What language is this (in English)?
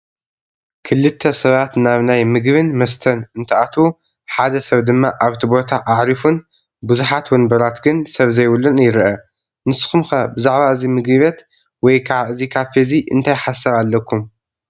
Tigrinya